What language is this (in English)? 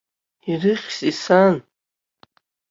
Abkhazian